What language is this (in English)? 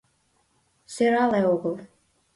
Mari